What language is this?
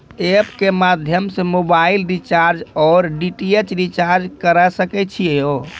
Maithili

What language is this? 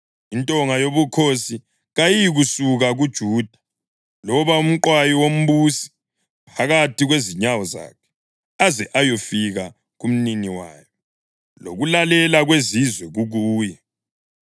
North Ndebele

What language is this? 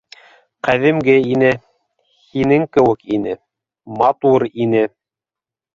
Bashkir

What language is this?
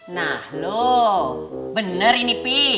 Indonesian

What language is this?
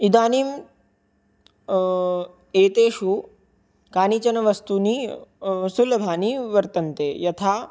Sanskrit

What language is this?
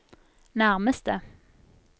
Norwegian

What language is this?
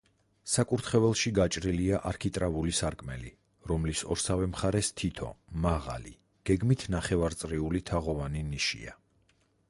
Georgian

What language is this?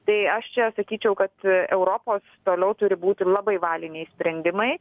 Lithuanian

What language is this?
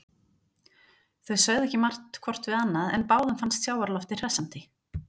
Icelandic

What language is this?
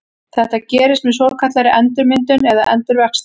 Icelandic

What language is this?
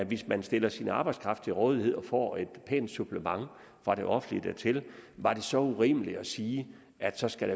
Danish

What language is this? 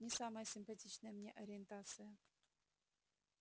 Russian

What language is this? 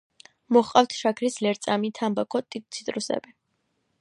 Georgian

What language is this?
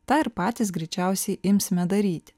Lithuanian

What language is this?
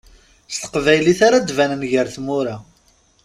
Kabyle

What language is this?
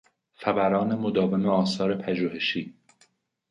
Persian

